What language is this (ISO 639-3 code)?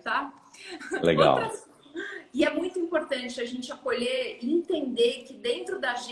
por